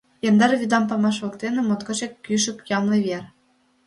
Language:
Mari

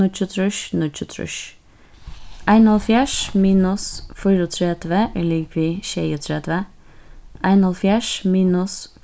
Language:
Faroese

